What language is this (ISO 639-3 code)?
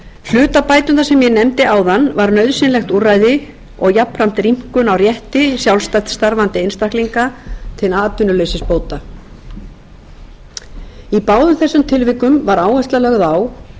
isl